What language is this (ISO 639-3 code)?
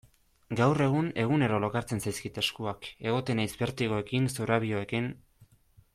eus